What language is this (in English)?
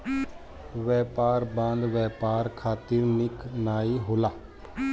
Bhojpuri